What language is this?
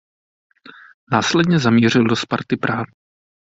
Czech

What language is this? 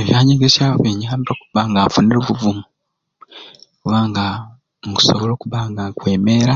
Ruuli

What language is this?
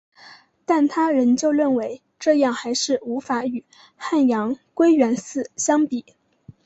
Chinese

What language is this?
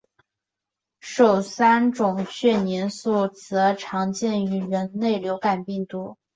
Chinese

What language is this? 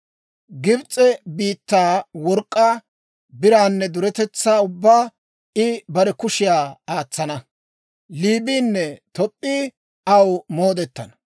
Dawro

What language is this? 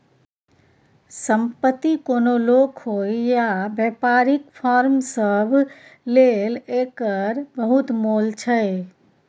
Maithili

